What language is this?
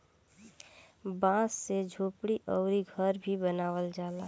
Bhojpuri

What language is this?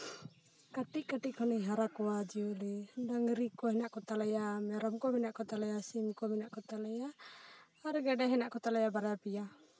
Santali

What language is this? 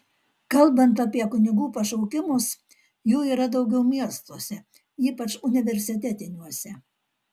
Lithuanian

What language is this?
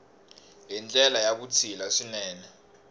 Tsonga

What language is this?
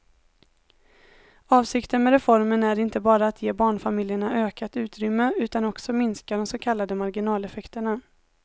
Swedish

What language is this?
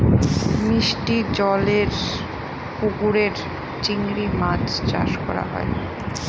Bangla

